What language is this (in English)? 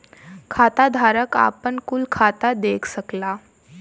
Bhojpuri